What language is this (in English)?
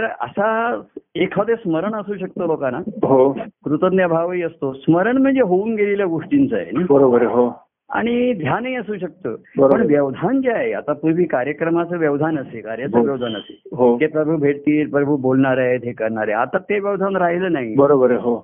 Marathi